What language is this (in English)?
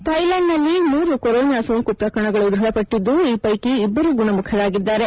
Kannada